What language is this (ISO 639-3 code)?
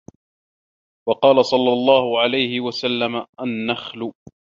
ara